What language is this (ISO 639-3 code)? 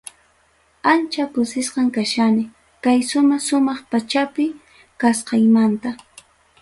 quy